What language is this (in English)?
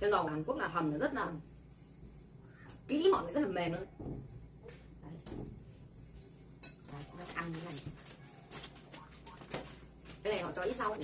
Vietnamese